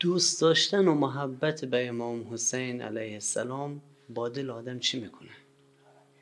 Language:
Persian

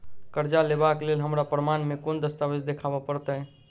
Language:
Maithili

